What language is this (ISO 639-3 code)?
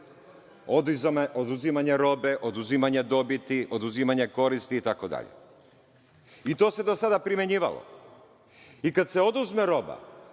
srp